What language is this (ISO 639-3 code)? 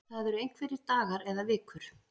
isl